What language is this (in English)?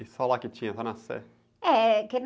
Portuguese